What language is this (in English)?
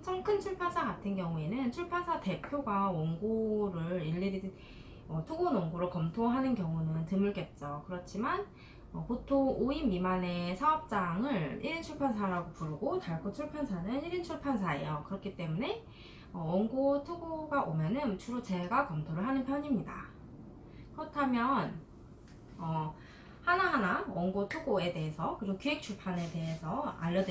Korean